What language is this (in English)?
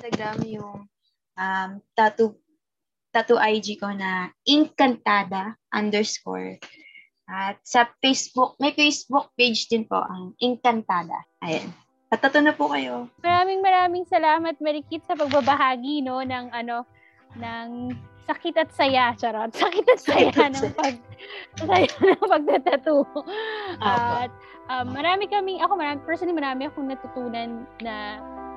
Filipino